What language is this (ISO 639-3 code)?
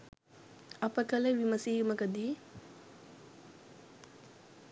sin